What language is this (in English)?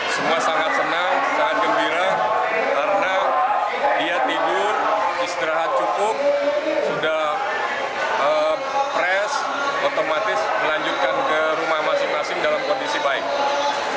Indonesian